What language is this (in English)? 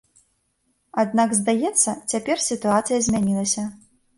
Belarusian